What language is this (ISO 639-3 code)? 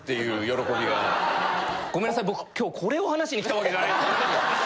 jpn